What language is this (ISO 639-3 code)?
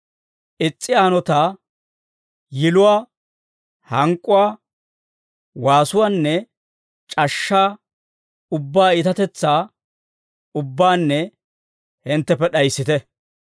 dwr